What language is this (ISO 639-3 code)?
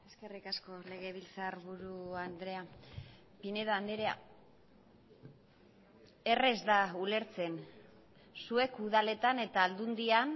eus